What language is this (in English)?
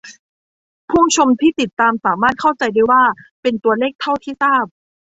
Thai